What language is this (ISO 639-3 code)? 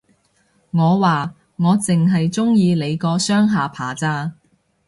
yue